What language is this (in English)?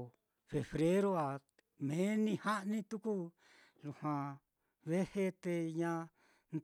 Mitlatongo Mixtec